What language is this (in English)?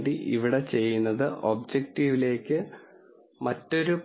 Malayalam